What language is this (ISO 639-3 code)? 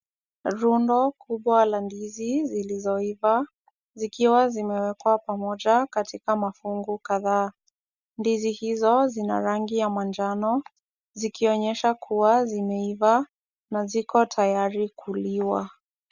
swa